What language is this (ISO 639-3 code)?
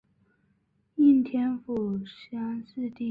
zho